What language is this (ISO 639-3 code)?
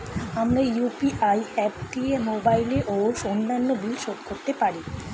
ben